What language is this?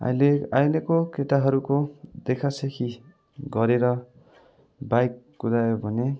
Nepali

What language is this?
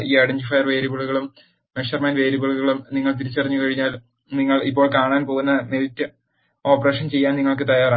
Malayalam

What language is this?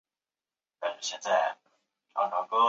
Chinese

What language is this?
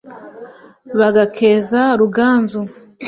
Kinyarwanda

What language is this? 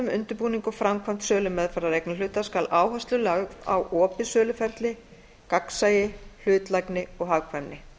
Icelandic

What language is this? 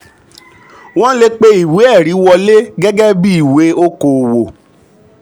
Yoruba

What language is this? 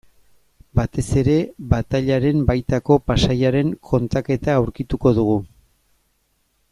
Basque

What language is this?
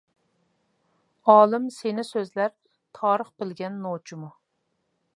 Uyghur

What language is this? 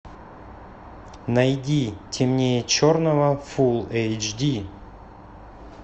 Russian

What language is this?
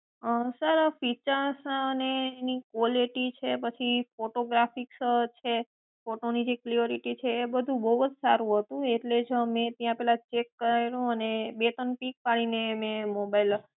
Gujarati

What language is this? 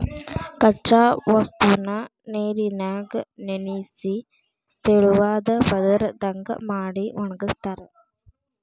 Kannada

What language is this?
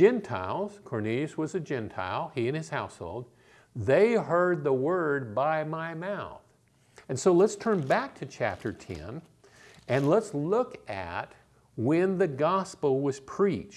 English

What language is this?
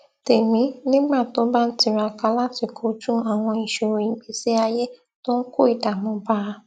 Yoruba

